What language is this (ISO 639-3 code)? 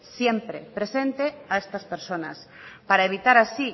spa